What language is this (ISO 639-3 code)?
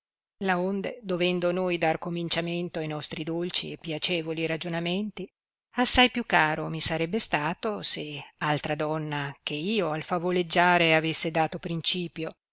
ita